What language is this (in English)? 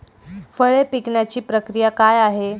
Marathi